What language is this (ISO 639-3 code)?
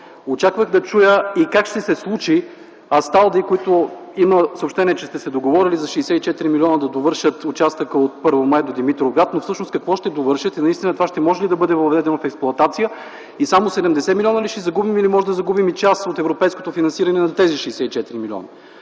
bul